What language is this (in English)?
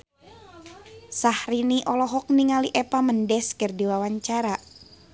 Sundanese